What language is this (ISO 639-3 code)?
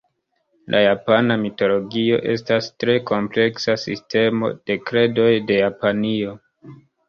epo